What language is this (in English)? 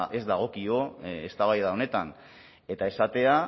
Basque